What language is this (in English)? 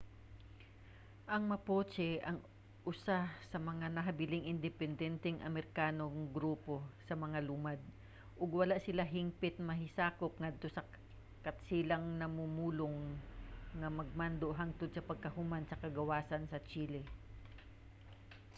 Cebuano